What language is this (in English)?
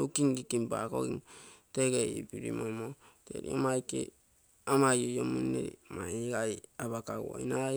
Terei